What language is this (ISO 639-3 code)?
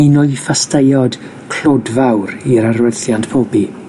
cym